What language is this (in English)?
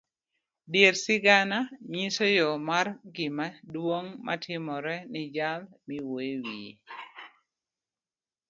Luo (Kenya and Tanzania)